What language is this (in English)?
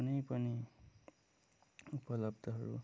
Nepali